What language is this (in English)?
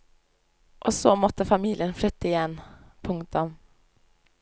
Norwegian